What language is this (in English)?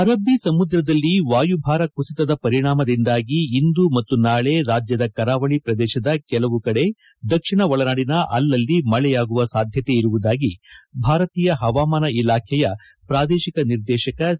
Kannada